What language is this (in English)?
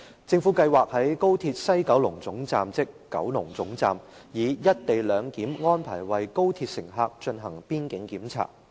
Cantonese